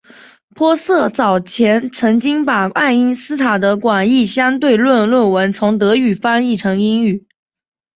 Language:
Chinese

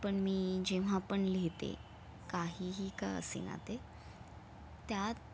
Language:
Marathi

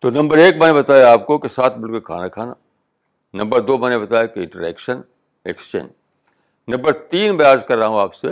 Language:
Urdu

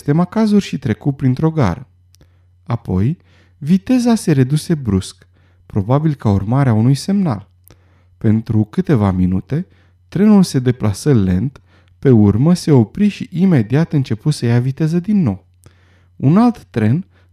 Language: Romanian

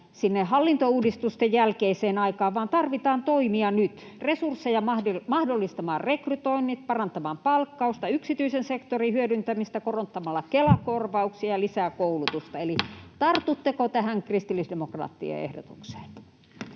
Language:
Finnish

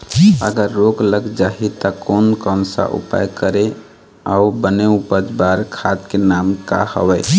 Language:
Chhattisgarhi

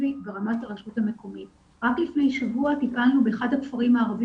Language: Hebrew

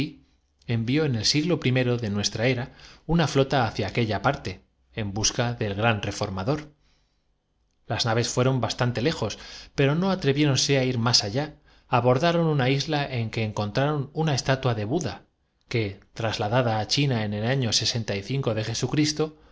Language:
Spanish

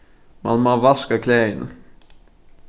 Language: Faroese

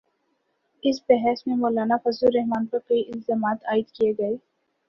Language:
Urdu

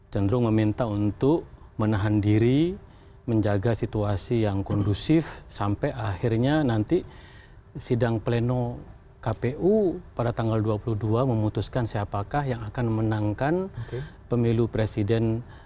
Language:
Indonesian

